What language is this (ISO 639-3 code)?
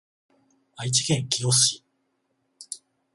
jpn